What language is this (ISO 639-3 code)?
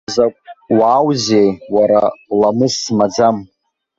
abk